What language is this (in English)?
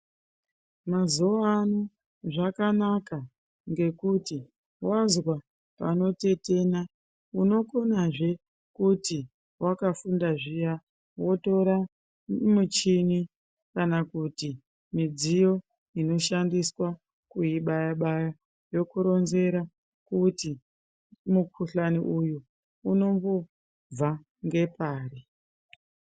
Ndau